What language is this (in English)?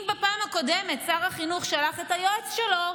Hebrew